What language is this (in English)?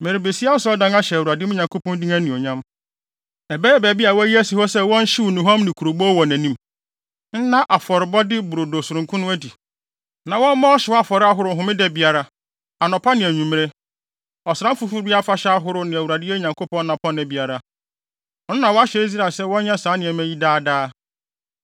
Akan